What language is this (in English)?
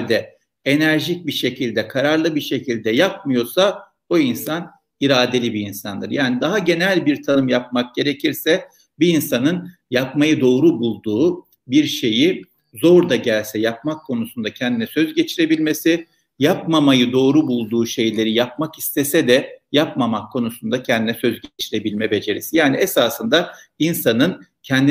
Turkish